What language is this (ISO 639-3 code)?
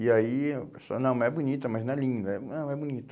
por